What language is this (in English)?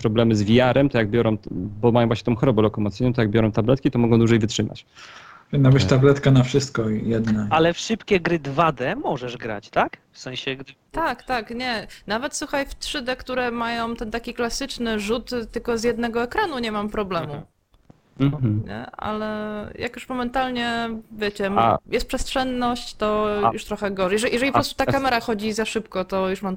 Polish